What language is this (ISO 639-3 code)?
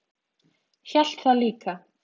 isl